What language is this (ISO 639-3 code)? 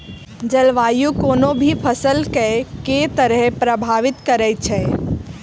mai